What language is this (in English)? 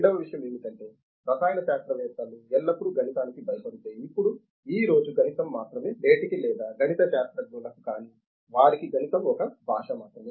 Telugu